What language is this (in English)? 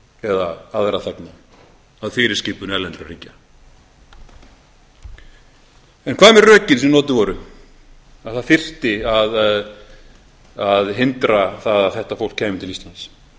Icelandic